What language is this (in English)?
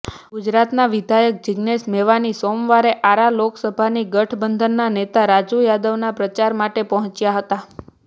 Gujarati